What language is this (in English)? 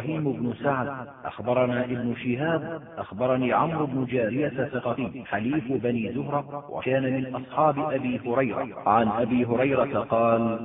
Arabic